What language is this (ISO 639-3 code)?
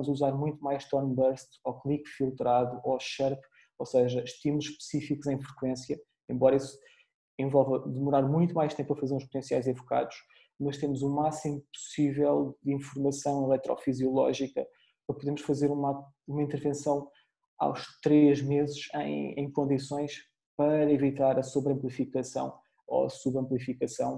por